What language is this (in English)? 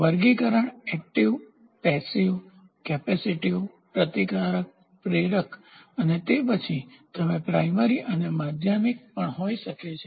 Gujarati